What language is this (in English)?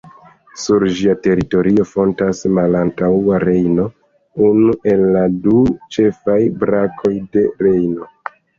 Esperanto